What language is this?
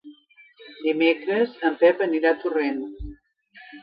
Catalan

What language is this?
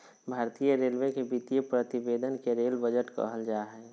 Magahi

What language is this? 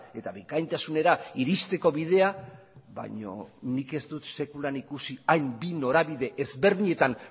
Basque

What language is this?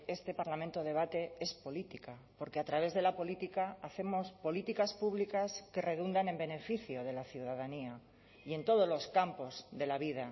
Spanish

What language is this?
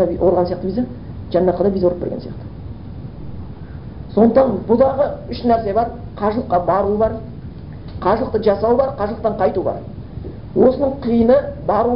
Bulgarian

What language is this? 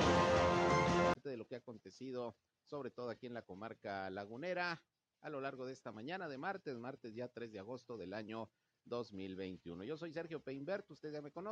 Spanish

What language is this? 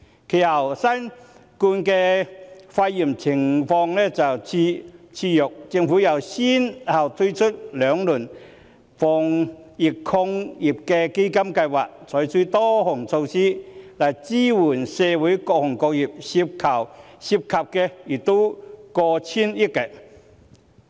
Cantonese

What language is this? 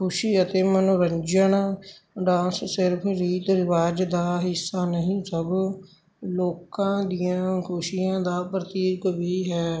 Punjabi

